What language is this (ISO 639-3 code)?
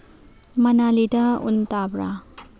mni